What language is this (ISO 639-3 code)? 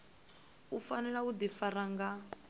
ven